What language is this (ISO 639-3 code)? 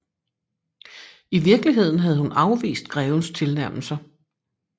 dan